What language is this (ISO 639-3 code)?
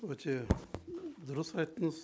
kaz